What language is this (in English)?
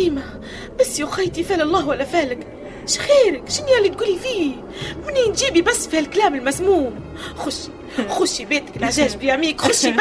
Arabic